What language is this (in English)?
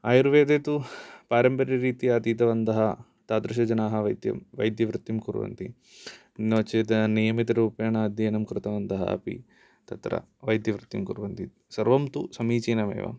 Sanskrit